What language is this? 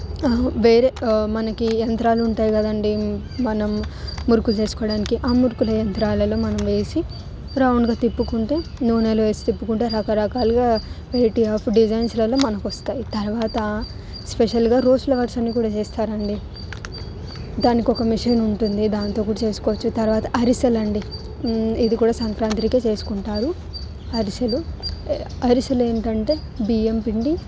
Telugu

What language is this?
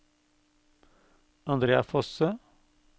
Norwegian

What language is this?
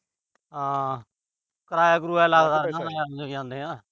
Punjabi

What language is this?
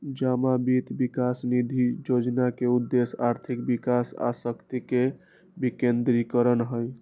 Magahi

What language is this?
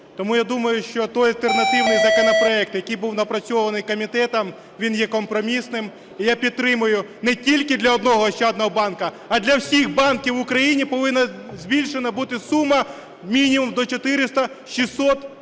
Ukrainian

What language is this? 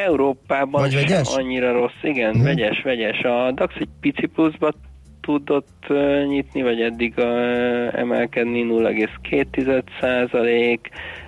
Hungarian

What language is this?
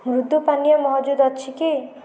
Odia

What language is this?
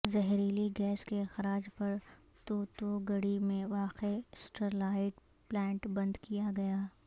Urdu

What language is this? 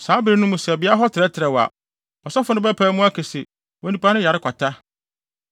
Akan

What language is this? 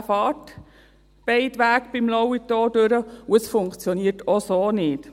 Swiss German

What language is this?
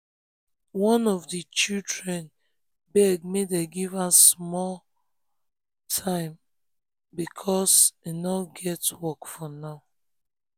Nigerian Pidgin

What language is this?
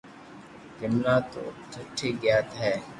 Loarki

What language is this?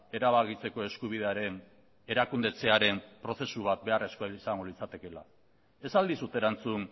Basque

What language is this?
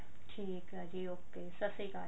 Punjabi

